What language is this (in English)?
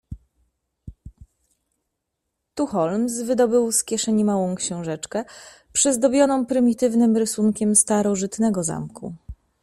Polish